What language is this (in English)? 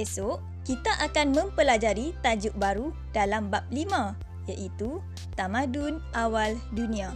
Malay